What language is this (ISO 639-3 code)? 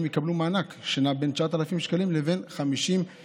heb